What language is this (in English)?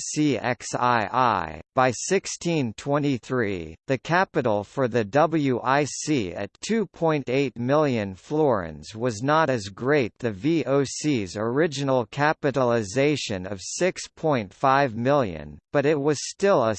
English